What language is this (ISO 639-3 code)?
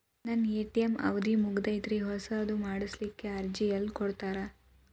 kan